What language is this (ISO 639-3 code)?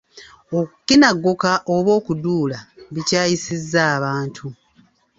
lug